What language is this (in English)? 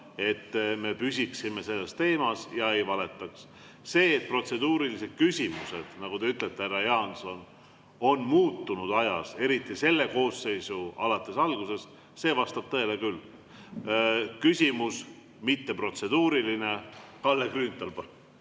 Estonian